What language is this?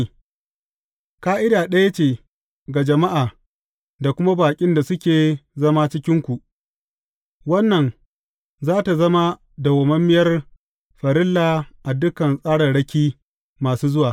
Hausa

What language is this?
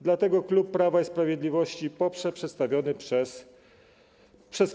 Polish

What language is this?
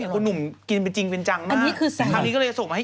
Thai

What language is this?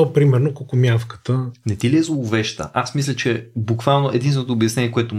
Bulgarian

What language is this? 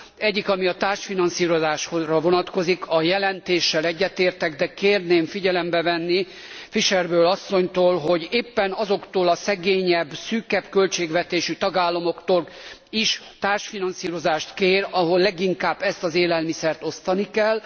Hungarian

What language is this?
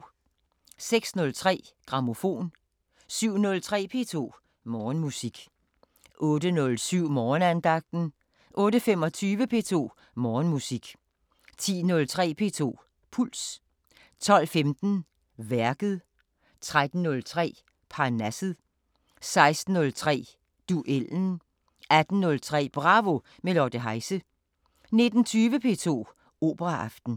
Danish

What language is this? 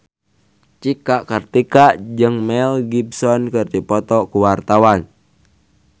Sundanese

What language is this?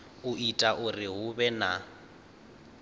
Venda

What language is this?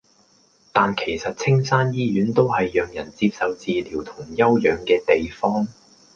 Cantonese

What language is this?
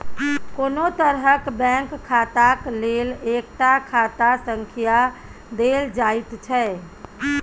Maithili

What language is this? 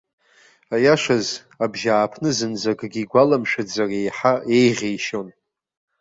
Abkhazian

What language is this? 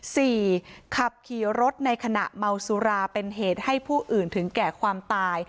Thai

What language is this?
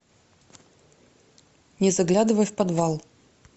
Russian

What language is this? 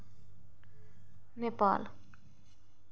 Dogri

